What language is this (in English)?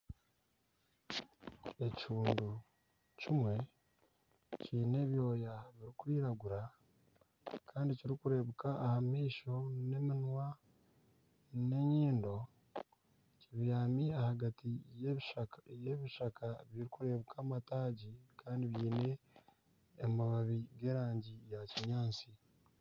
Nyankole